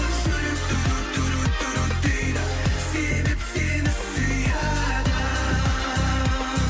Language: Kazakh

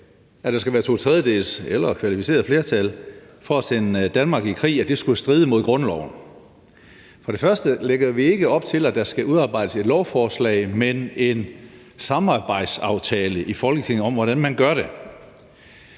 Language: Danish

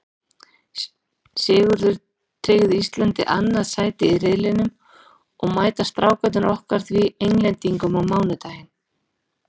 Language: Icelandic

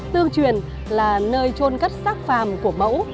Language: Vietnamese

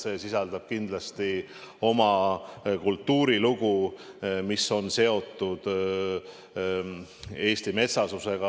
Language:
Estonian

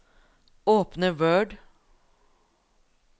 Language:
Norwegian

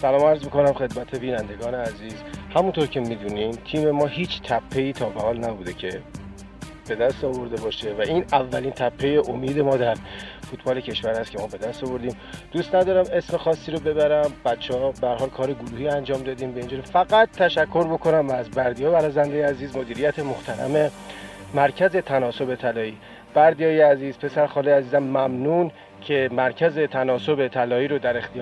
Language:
Persian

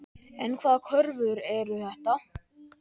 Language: Icelandic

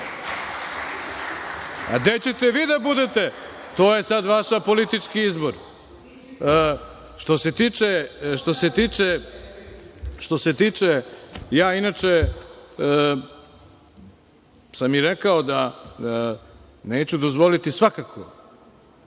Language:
Serbian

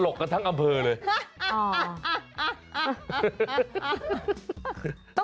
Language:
Thai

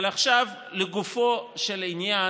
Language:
Hebrew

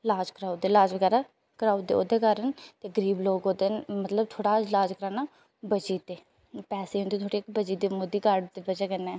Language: Dogri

